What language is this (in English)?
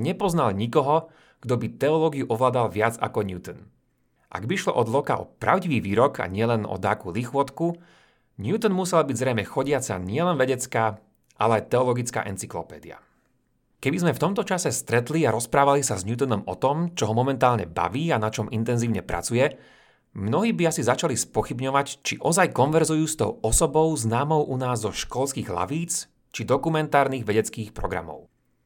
Slovak